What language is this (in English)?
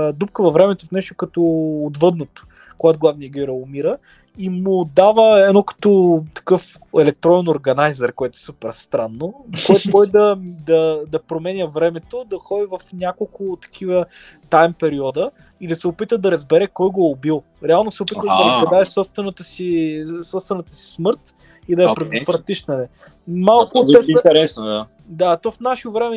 Bulgarian